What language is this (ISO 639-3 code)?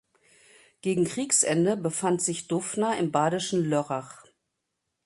deu